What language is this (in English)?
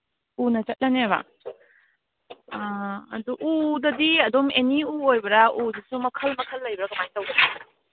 Manipuri